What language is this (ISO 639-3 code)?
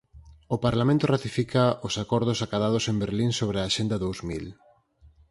glg